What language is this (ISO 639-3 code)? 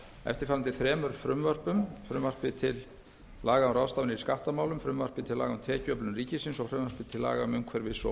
isl